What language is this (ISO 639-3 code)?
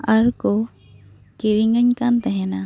sat